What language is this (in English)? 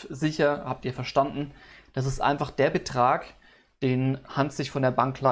German